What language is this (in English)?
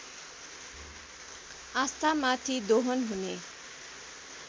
Nepali